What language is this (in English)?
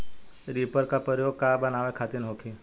Bhojpuri